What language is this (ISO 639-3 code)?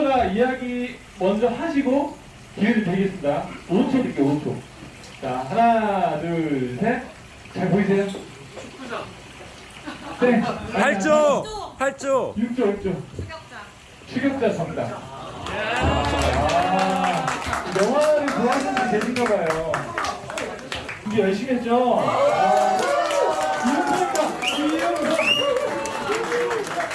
kor